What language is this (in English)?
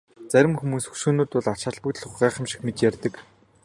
Mongolian